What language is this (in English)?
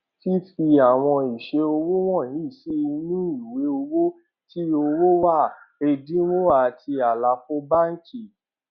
Yoruba